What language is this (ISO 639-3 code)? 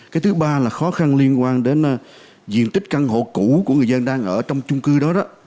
vie